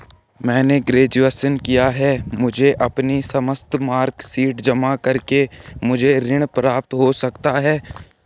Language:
Hindi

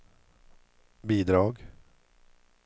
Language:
Swedish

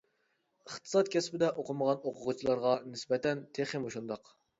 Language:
Uyghur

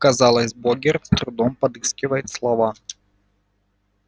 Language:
Russian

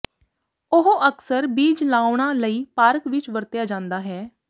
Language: Punjabi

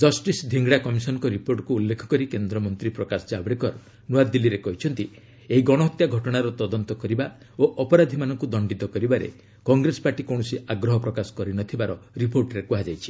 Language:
Odia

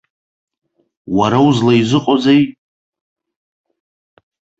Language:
Abkhazian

